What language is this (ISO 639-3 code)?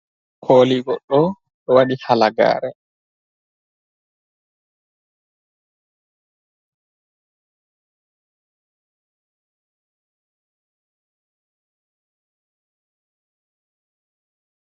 ful